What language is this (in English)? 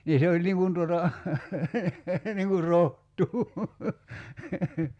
Finnish